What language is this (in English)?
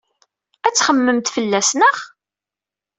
Kabyle